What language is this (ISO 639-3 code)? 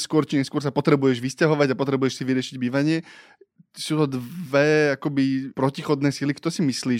slk